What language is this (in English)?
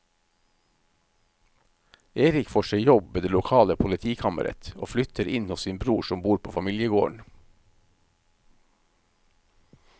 Norwegian